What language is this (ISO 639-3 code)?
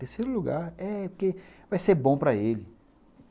por